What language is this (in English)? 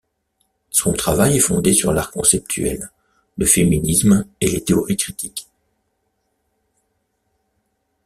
French